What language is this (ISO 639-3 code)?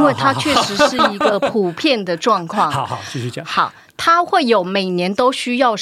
zho